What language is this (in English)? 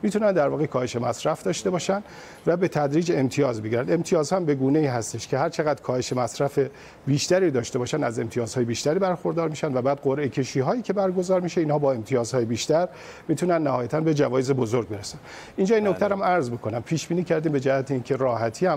Persian